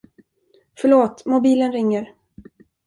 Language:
Swedish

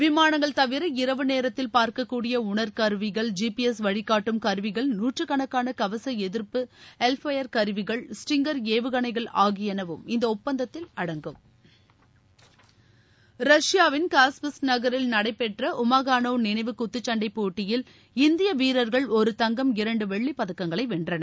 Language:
Tamil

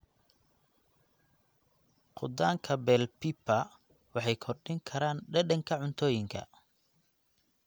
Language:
Somali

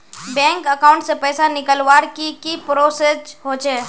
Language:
Magahi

